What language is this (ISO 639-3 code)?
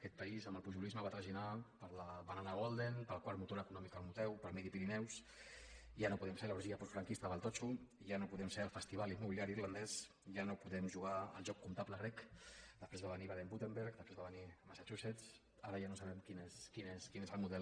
cat